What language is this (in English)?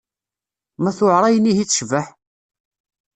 Kabyle